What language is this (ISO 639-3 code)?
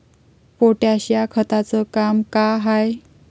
mar